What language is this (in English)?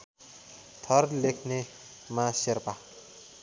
Nepali